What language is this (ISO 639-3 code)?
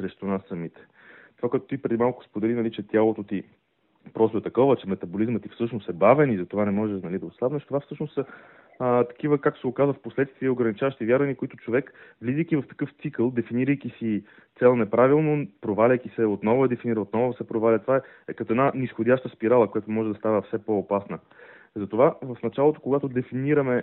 bul